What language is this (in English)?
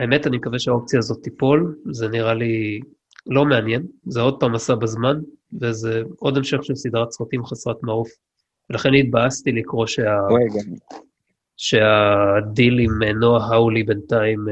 Hebrew